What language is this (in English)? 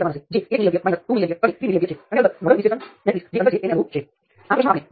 Gujarati